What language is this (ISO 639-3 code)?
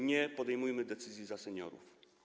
pol